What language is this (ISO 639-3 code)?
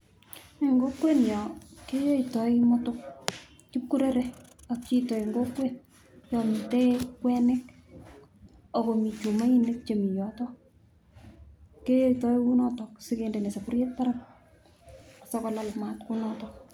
kln